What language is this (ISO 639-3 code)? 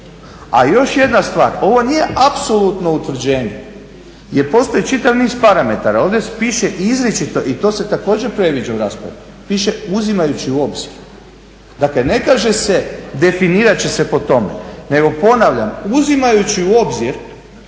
hrv